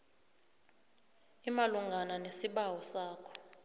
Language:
South Ndebele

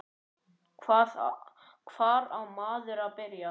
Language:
Icelandic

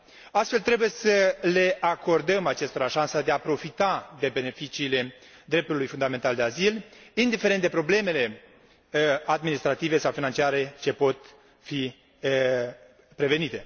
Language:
Romanian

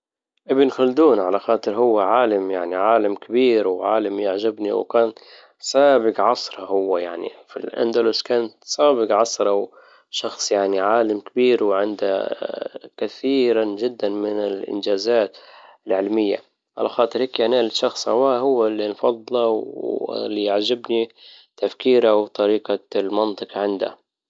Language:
Libyan Arabic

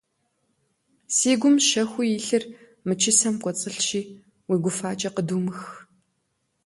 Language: Kabardian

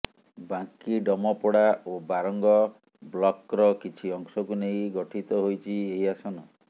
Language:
Odia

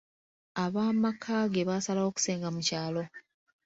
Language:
Ganda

